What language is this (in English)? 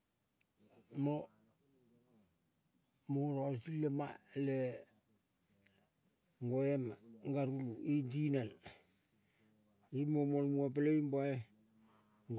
Kol (Papua New Guinea)